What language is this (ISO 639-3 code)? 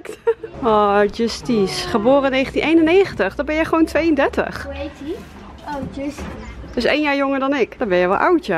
nld